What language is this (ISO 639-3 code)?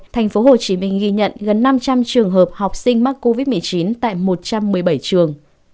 vie